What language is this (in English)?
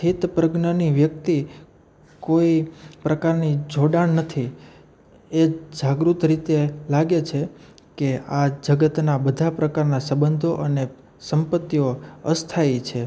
Gujarati